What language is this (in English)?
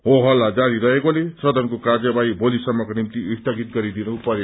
Nepali